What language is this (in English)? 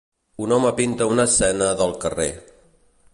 Catalan